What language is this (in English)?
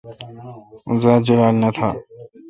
Kalkoti